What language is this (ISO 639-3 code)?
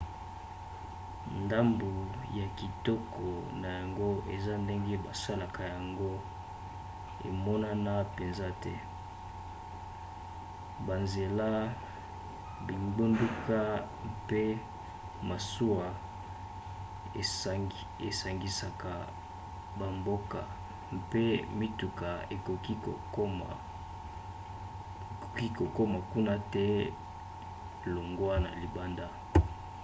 lin